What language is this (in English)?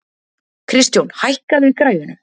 Icelandic